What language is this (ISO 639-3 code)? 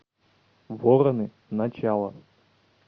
rus